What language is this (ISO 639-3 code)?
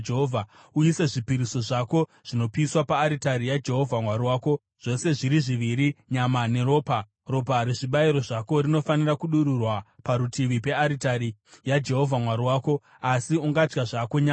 sna